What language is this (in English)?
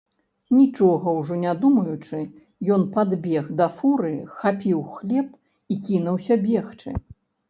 Belarusian